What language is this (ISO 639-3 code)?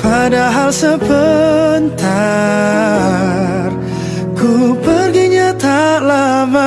ind